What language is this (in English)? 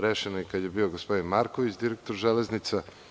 Serbian